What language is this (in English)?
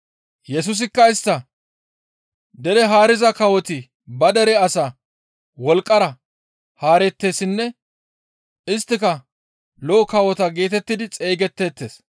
Gamo